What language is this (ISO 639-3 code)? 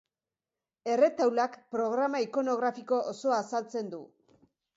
eus